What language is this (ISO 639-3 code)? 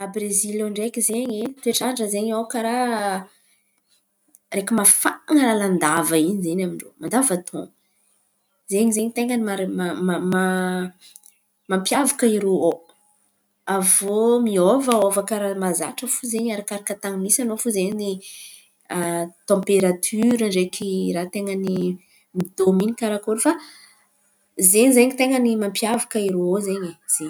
xmv